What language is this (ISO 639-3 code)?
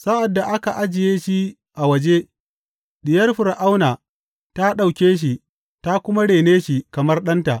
hau